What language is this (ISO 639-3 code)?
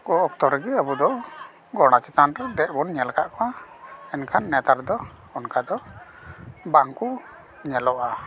sat